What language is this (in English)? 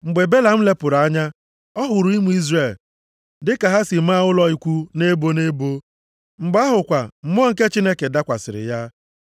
Igbo